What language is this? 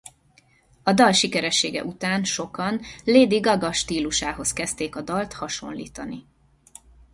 Hungarian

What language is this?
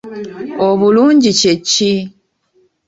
Ganda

